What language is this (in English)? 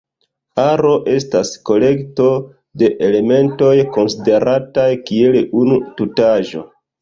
Esperanto